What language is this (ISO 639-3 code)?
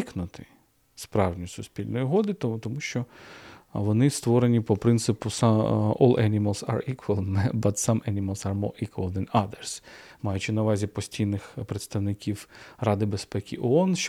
ukr